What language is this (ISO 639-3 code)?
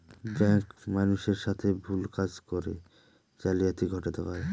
ben